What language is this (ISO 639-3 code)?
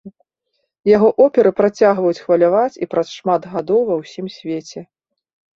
bel